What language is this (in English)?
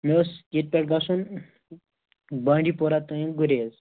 Kashmiri